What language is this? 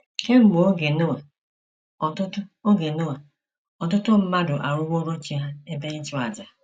Igbo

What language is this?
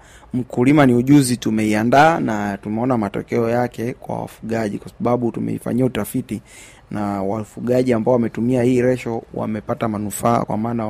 Swahili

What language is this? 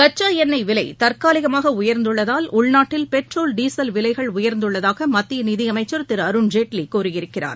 Tamil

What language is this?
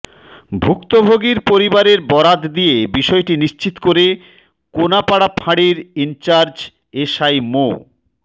Bangla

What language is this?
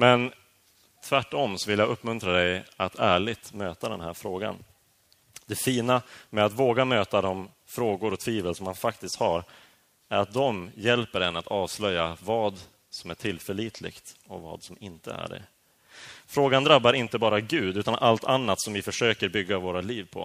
Swedish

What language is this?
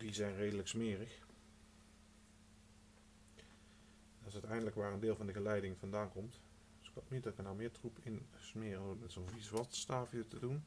Dutch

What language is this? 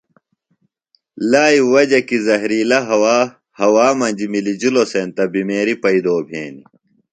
Phalura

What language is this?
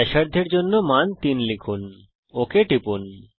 Bangla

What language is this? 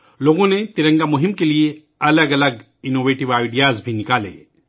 Urdu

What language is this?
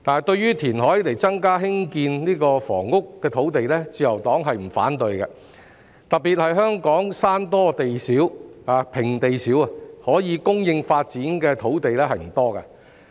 Cantonese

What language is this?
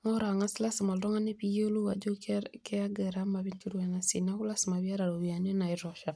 Masai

